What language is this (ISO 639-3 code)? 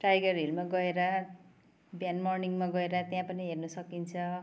nep